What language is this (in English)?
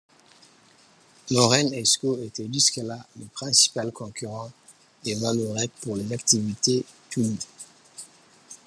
French